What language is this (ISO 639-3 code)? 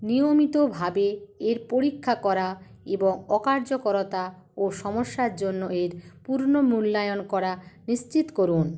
ben